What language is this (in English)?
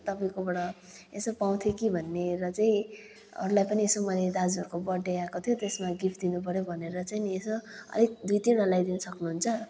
Nepali